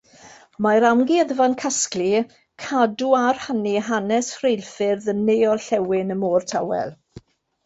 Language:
Welsh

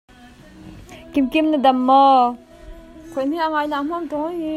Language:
Hakha Chin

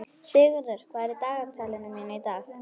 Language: Icelandic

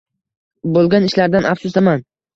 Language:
Uzbek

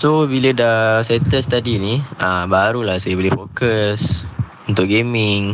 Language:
Malay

